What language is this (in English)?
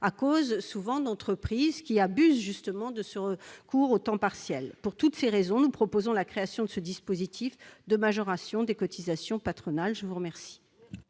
French